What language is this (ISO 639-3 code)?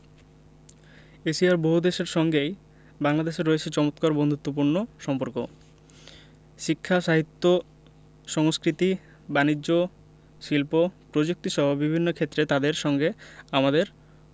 ben